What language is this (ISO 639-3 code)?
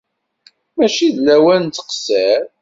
kab